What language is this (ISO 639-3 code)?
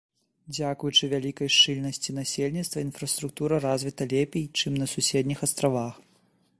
bel